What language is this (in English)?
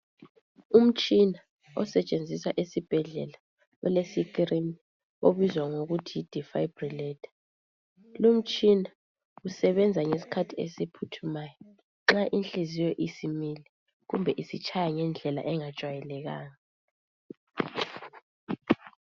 North Ndebele